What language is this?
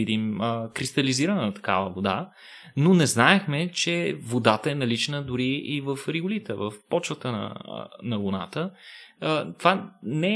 Bulgarian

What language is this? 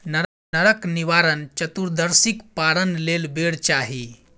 Maithili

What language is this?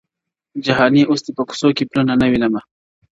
Pashto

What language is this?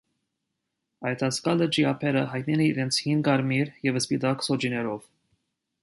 Armenian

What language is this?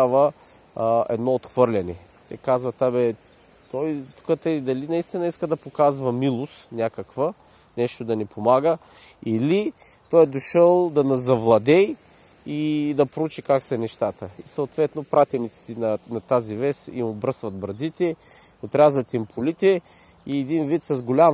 Bulgarian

